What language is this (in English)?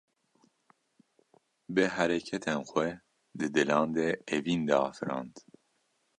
Kurdish